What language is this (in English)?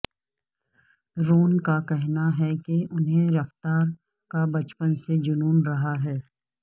Urdu